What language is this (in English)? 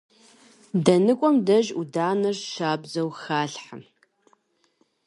Kabardian